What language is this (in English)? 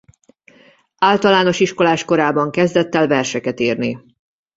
Hungarian